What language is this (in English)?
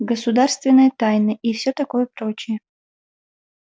Russian